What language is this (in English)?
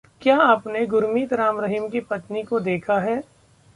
Hindi